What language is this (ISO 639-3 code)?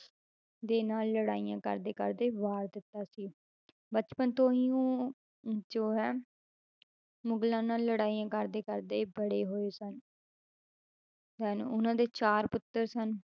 pan